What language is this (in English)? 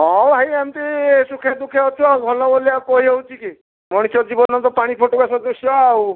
Odia